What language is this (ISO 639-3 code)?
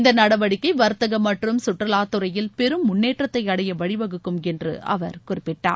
tam